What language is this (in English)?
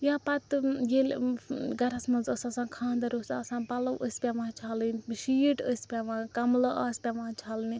Kashmiri